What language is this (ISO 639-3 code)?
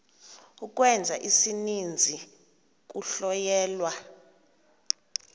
xho